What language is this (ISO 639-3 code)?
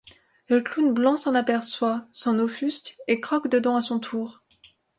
fra